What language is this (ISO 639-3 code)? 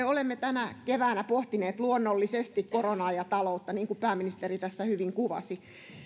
fin